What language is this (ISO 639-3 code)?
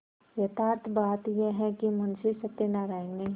hin